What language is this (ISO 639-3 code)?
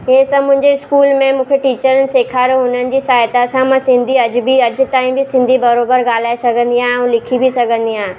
snd